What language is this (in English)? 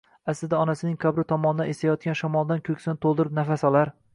Uzbek